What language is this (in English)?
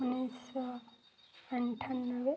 Odia